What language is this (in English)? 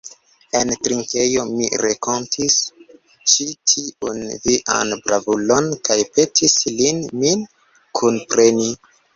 Esperanto